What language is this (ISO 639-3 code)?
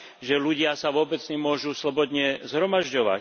slk